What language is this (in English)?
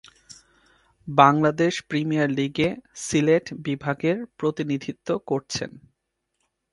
Bangla